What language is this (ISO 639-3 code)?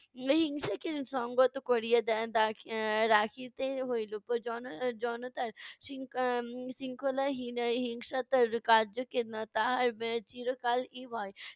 ben